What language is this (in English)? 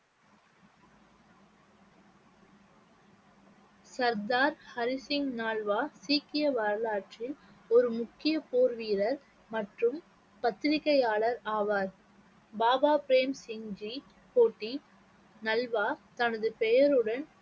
Tamil